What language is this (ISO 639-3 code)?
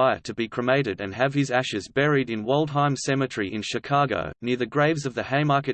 eng